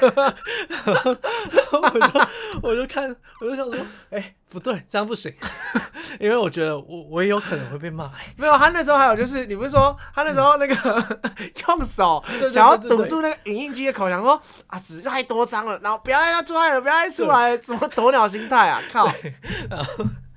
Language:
Chinese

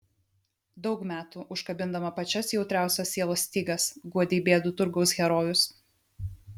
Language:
Lithuanian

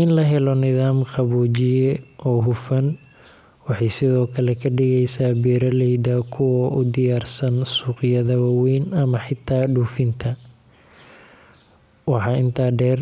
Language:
Somali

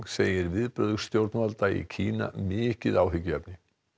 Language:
Icelandic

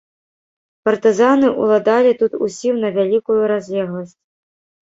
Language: Belarusian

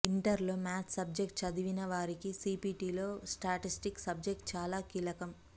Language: Telugu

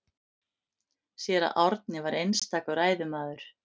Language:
Icelandic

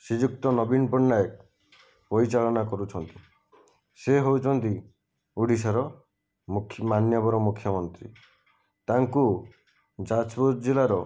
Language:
Odia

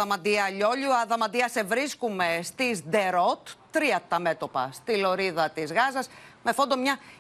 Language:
Greek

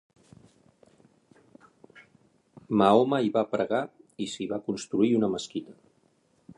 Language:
Catalan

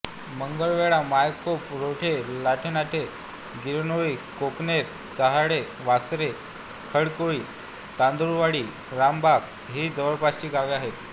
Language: Marathi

